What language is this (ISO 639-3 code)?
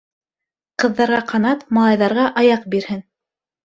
bak